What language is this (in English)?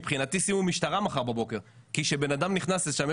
Hebrew